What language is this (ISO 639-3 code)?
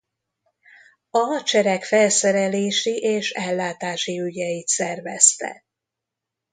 hun